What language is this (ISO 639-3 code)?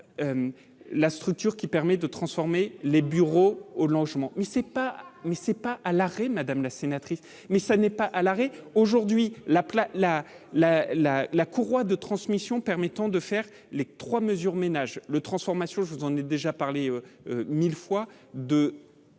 fra